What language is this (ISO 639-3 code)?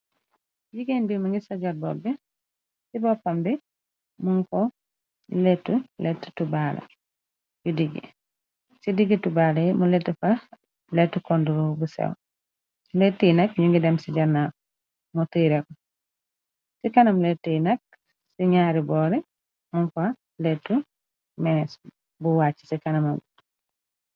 wol